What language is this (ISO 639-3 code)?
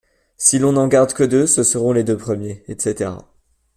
fra